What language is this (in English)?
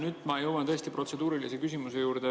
Estonian